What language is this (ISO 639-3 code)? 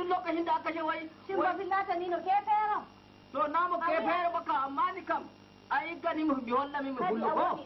ara